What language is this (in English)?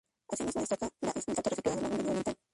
Spanish